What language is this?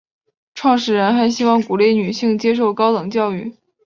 Chinese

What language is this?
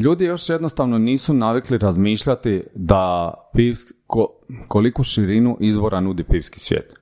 Croatian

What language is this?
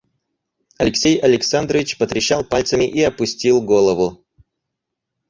Russian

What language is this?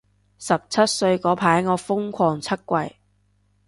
Cantonese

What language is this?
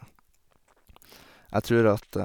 Norwegian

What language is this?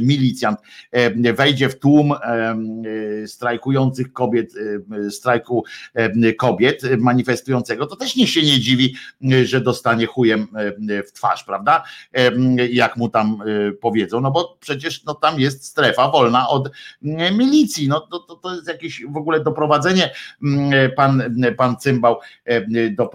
Polish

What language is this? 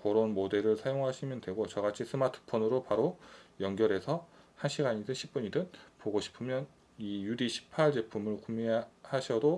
Korean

